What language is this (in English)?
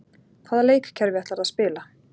Icelandic